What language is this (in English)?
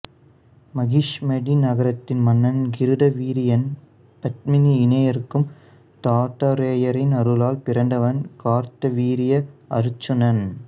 Tamil